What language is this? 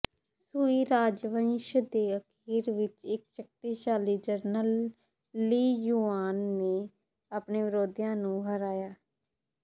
Punjabi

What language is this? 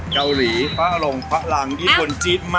Thai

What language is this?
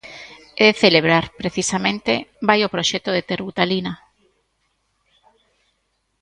Galician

